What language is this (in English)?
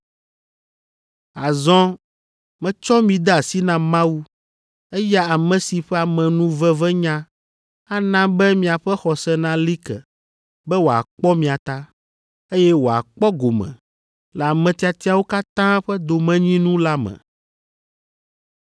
Ewe